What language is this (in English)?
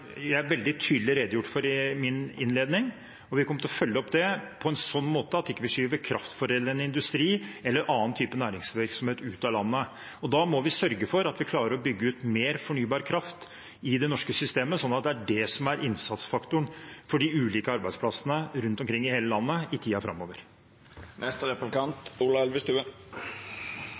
Norwegian Bokmål